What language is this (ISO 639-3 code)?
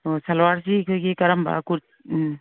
mni